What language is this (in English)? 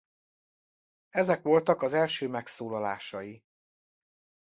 Hungarian